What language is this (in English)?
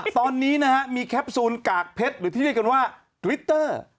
Thai